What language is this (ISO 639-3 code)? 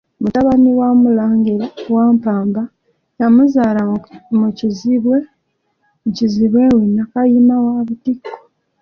lug